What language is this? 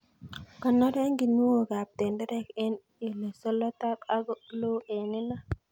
Kalenjin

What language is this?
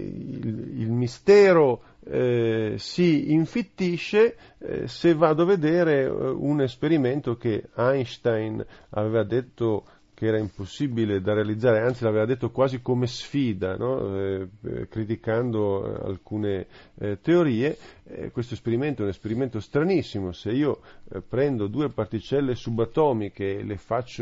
Italian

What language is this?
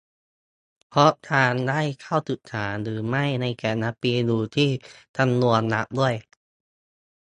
Thai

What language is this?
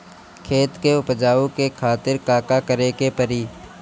Bhojpuri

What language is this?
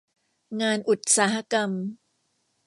Thai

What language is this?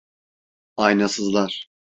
Turkish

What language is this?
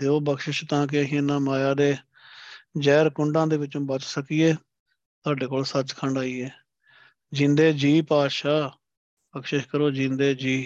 Punjabi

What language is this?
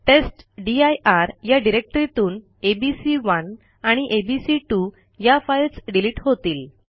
Marathi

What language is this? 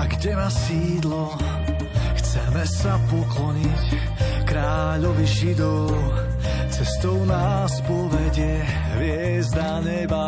Slovak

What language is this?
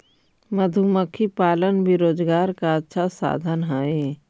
Magahi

